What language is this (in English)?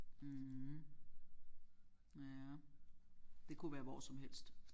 Danish